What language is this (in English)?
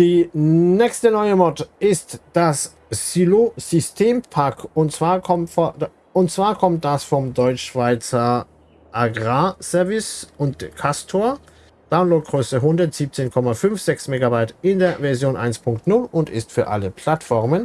German